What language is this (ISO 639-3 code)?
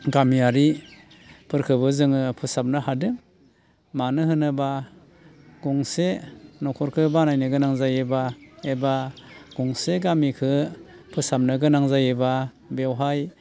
brx